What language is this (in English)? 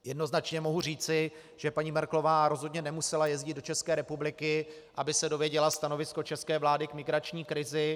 Czech